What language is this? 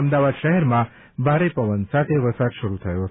Gujarati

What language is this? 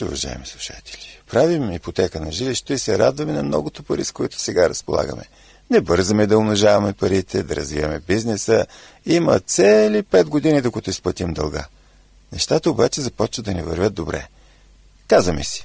Bulgarian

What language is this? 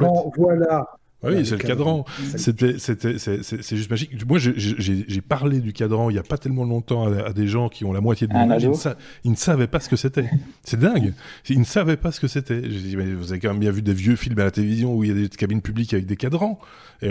French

